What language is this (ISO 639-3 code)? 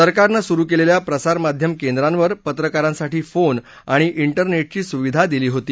mar